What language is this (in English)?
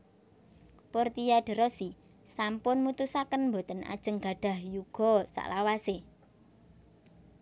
Javanese